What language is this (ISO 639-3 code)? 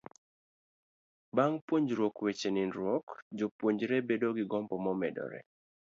luo